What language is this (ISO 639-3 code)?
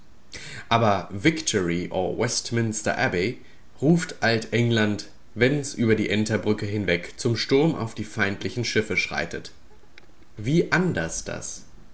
deu